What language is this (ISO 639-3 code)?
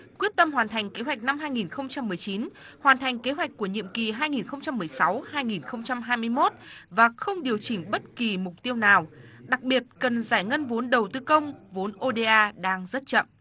vie